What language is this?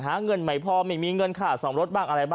Thai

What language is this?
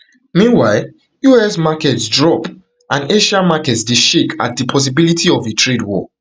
Nigerian Pidgin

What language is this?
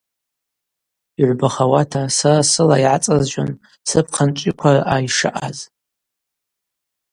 Abaza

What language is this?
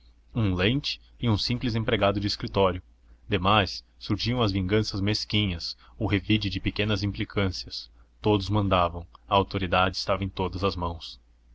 Portuguese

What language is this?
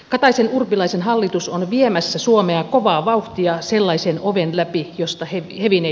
Finnish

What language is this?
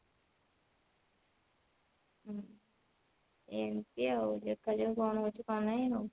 Odia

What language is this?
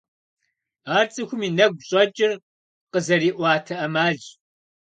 Kabardian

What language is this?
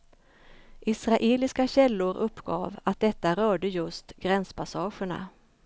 Swedish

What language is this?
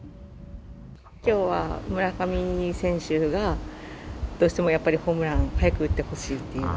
Japanese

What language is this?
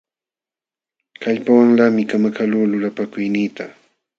Jauja Wanca Quechua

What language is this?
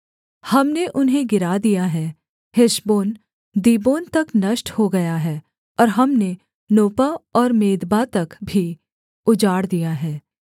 Hindi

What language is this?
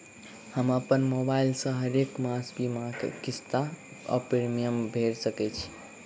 Maithili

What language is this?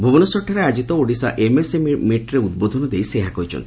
Odia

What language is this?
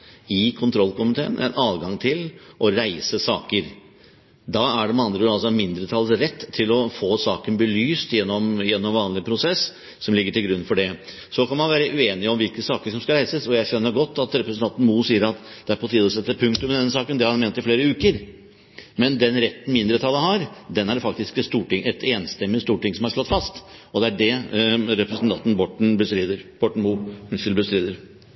Norwegian Bokmål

